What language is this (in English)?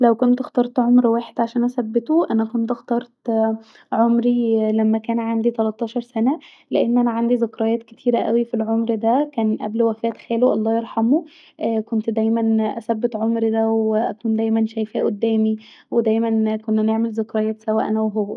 Egyptian Arabic